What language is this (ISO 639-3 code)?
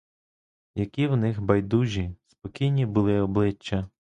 ukr